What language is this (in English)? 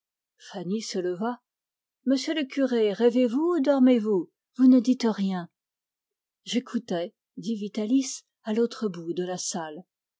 French